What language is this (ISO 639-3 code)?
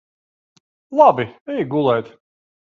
lav